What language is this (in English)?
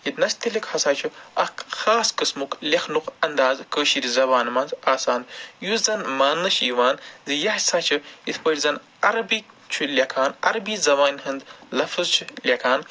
Kashmiri